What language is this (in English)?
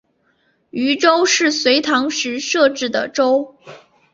Chinese